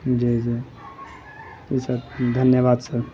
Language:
Urdu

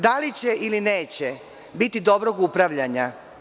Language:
Serbian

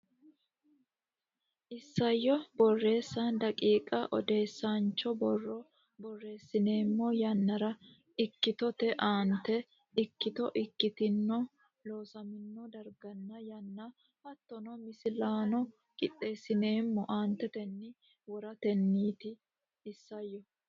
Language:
Sidamo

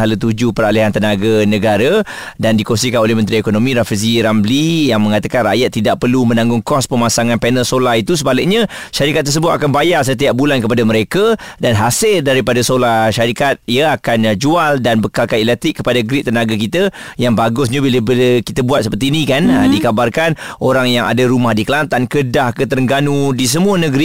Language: Malay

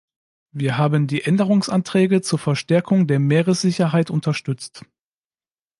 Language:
German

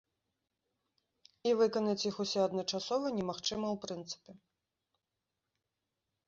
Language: Belarusian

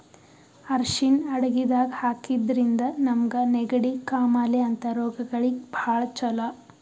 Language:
Kannada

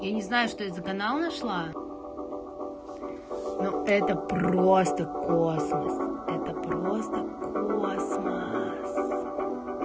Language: Russian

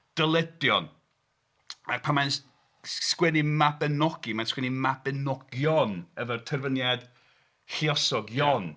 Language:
Welsh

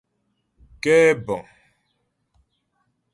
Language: Ghomala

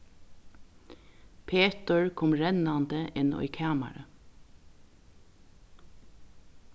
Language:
Faroese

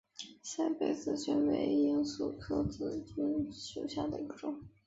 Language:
Chinese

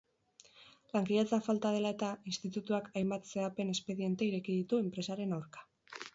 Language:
Basque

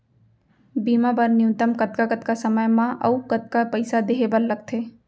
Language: Chhattisgarhi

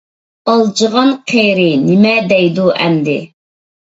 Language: Uyghur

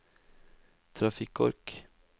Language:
Norwegian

